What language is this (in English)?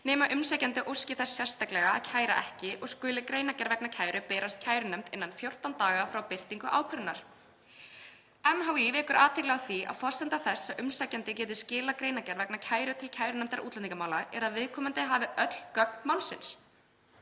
Icelandic